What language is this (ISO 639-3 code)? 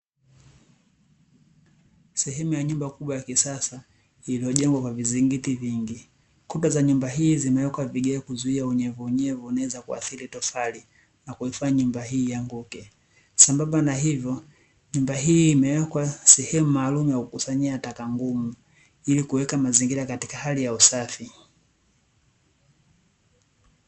swa